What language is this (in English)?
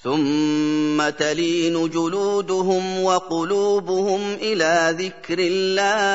Arabic